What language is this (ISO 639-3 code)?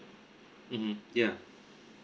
eng